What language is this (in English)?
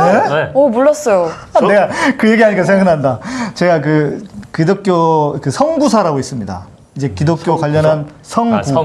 Korean